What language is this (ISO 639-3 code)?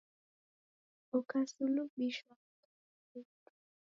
dav